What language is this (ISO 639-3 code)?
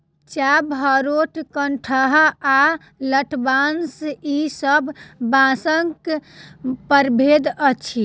mai